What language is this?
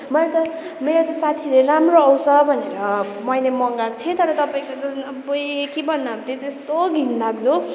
Nepali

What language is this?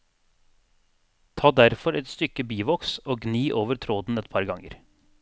Norwegian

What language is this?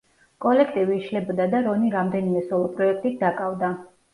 Georgian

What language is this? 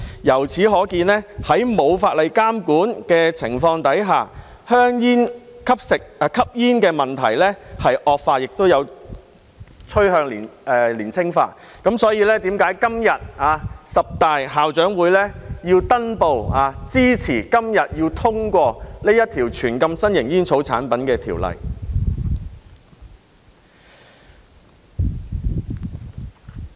Cantonese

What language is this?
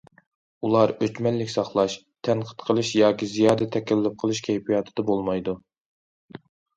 Uyghur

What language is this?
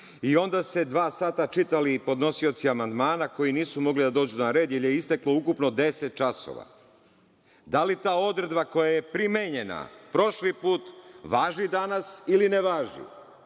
Serbian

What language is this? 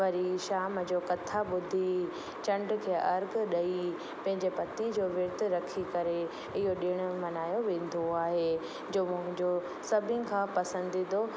Sindhi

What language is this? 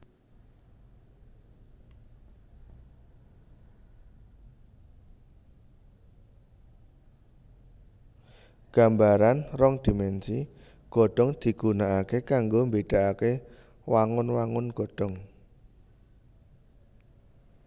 Javanese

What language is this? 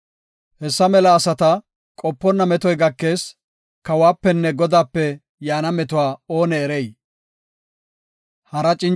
Gofa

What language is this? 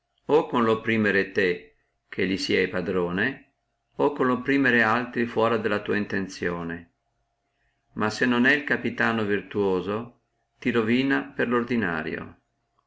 Italian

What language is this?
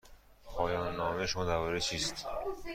Persian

